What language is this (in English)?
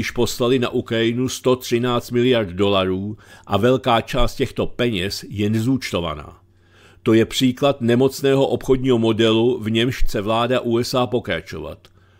Czech